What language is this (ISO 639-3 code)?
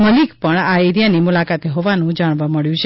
guj